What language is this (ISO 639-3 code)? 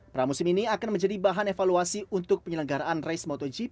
ind